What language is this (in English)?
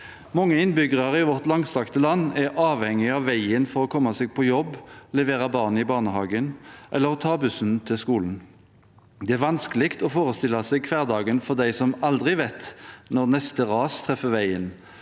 Norwegian